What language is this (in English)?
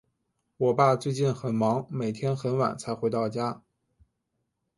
Chinese